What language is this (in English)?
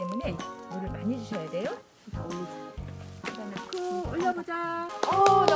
Korean